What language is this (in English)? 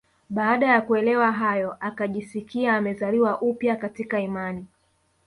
Swahili